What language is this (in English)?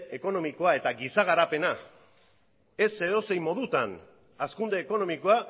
Basque